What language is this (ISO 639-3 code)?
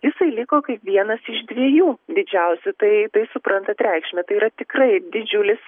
lit